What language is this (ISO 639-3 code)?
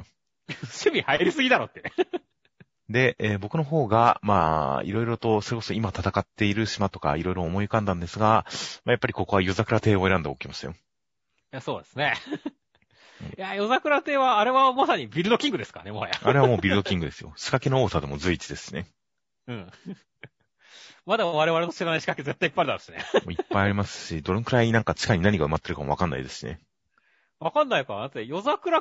jpn